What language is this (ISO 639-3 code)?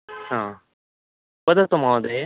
san